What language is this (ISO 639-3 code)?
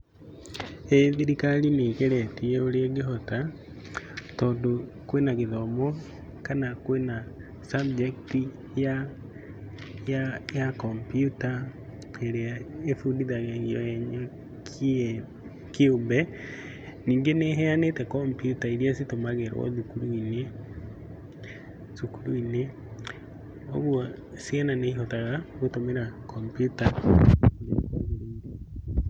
kik